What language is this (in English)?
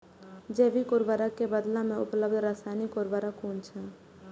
Maithili